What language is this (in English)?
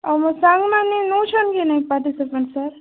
Odia